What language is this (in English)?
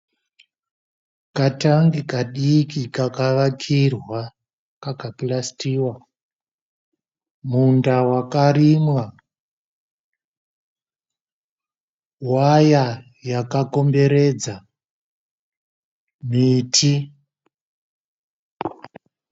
Shona